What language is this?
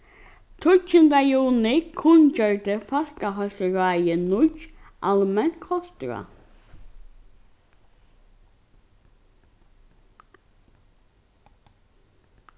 Faroese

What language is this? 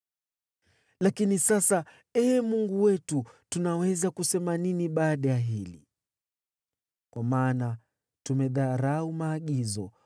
Swahili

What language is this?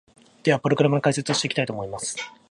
Japanese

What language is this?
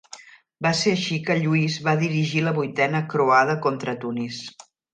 Catalan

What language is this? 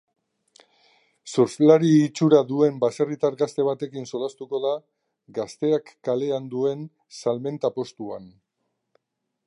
Basque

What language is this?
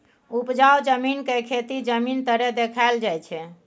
Maithili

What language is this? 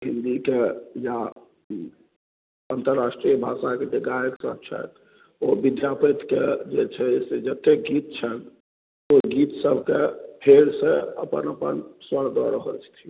Maithili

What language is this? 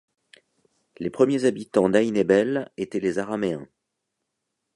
French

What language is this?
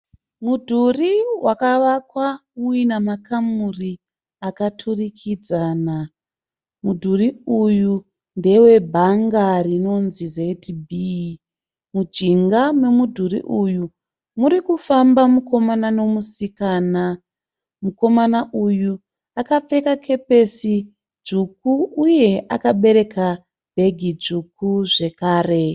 Shona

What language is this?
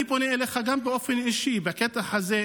Hebrew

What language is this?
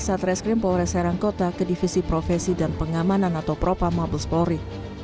Indonesian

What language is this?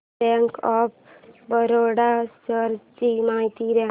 Marathi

